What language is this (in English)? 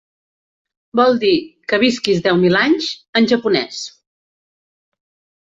Catalan